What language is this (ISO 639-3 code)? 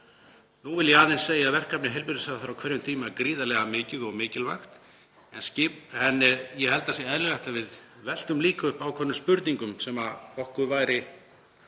isl